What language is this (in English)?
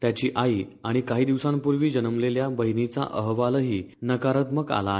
Marathi